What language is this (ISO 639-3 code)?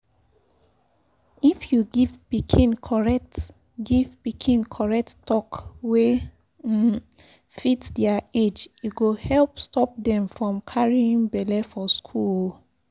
pcm